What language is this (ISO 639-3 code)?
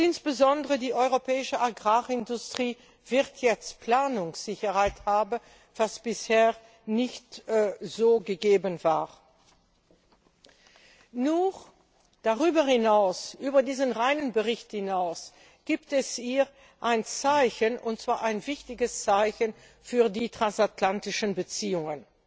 deu